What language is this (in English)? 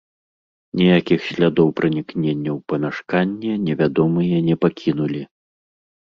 Belarusian